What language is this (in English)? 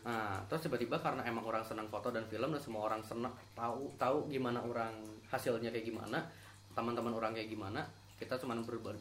Indonesian